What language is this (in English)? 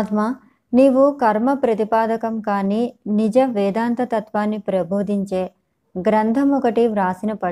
Telugu